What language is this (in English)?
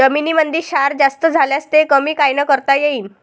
Marathi